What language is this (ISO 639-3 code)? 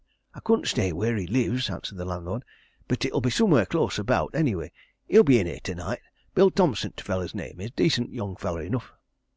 eng